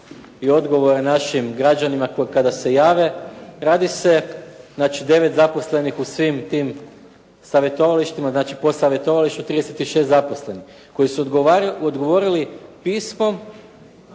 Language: Croatian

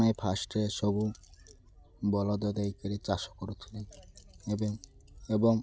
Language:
Odia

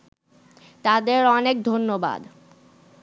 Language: Bangla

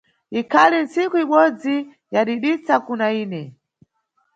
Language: Nyungwe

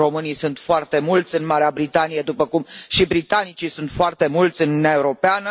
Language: Romanian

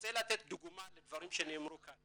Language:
Hebrew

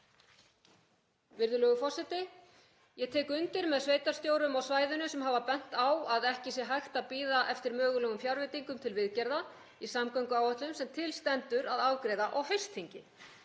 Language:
Icelandic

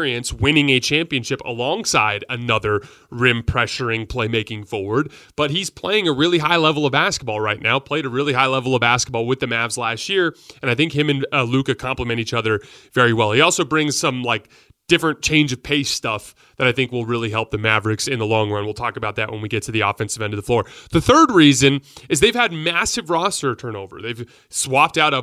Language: English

